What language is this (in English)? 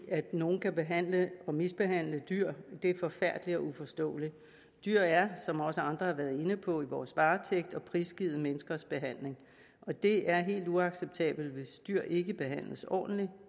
Danish